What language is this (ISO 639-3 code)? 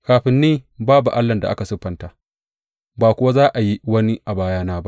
hau